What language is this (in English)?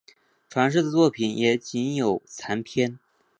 Chinese